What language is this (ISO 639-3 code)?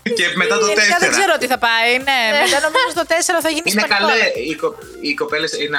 ell